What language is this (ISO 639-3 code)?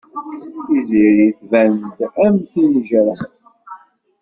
kab